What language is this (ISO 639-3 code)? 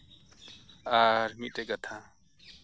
sat